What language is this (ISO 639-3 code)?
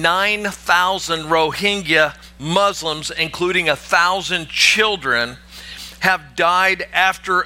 eng